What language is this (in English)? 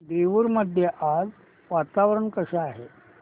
Marathi